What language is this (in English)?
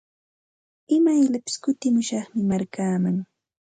Santa Ana de Tusi Pasco Quechua